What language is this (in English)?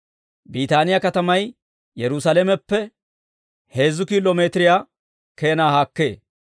Dawro